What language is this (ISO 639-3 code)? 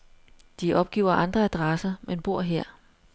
dan